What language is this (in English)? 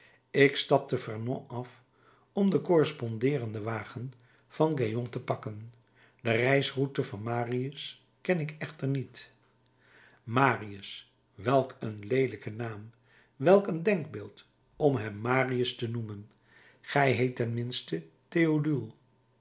Dutch